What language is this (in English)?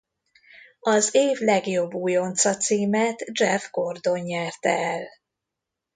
Hungarian